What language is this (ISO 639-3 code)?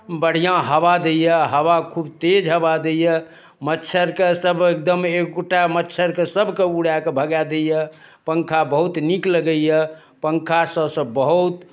mai